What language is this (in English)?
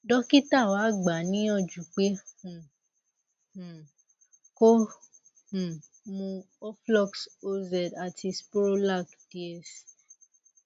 Yoruba